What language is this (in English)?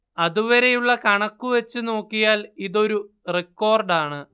Malayalam